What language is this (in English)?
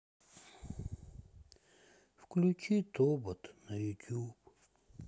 Russian